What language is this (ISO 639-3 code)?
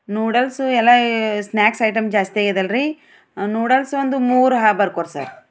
kan